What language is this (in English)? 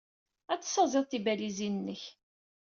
Kabyle